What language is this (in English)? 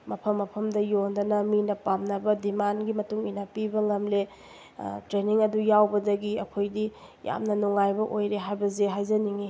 Manipuri